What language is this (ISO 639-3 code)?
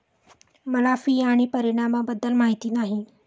mar